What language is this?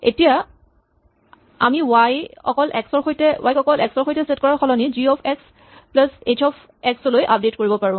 Assamese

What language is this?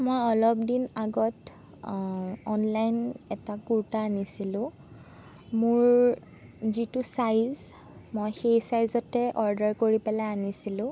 Assamese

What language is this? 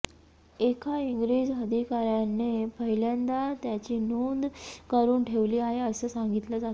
Marathi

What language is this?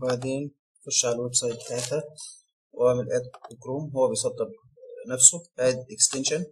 Arabic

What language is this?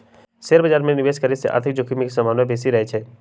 Magahi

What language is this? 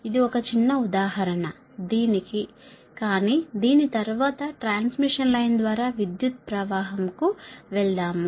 Telugu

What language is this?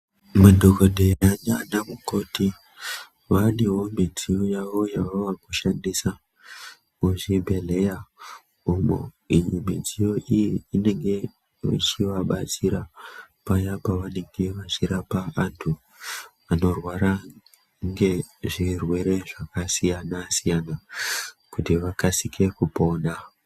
Ndau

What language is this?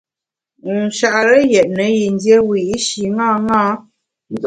Bamun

